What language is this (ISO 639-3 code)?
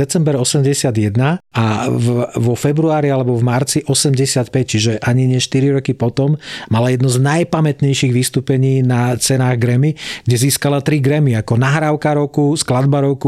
slk